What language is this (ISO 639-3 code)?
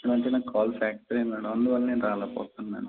tel